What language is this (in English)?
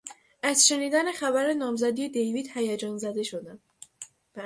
Persian